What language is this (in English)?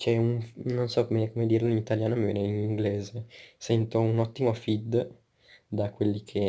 Italian